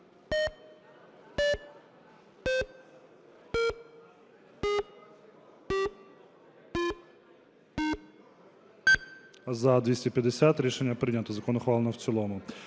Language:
Ukrainian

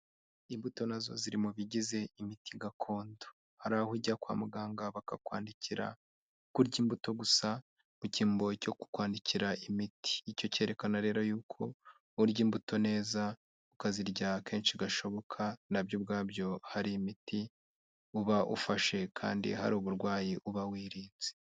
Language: Kinyarwanda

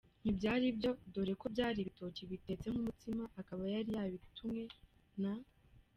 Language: Kinyarwanda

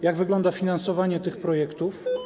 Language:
Polish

